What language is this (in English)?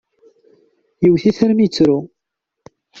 Kabyle